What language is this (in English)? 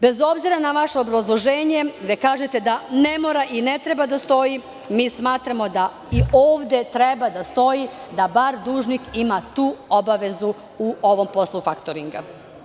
Serbian